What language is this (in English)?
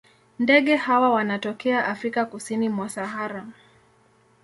Swahili